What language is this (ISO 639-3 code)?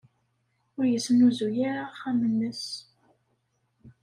kab